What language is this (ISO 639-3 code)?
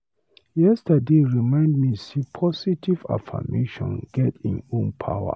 pcm